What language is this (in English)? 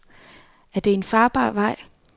Danish